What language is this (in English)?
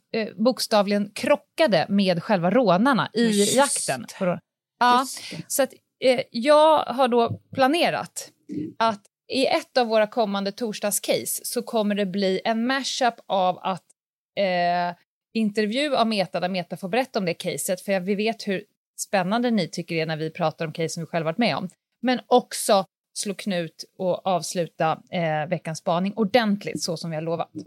Swedish